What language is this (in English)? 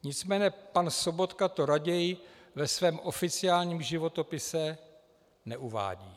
Czech